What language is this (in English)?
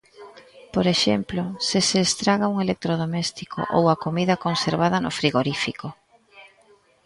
Galician